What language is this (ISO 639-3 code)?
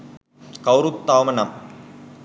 sin